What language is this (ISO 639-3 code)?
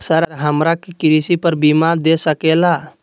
mag